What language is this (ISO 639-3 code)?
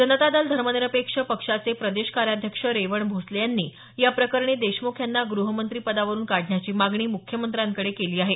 mar